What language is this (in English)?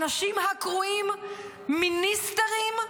Hebrew